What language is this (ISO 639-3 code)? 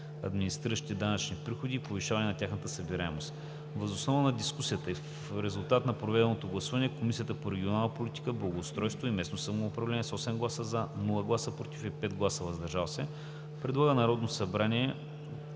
bul